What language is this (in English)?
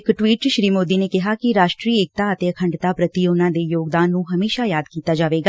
Punjabi